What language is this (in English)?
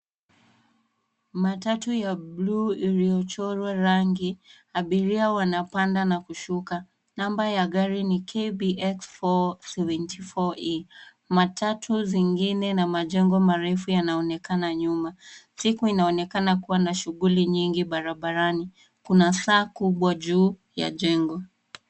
Swahili